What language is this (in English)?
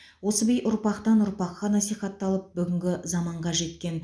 Kazakh